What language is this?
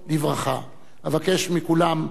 Hebrew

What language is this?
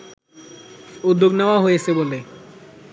Bangla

